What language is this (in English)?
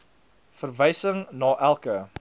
Afrikaans